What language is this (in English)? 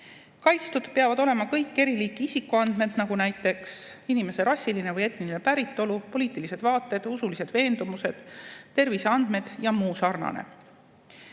Estonian